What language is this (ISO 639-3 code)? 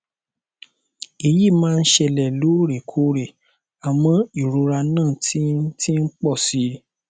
yor